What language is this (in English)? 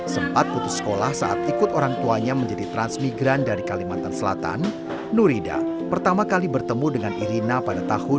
Indonesian